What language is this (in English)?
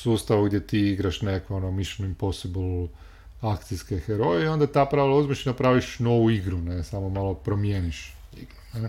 Croatian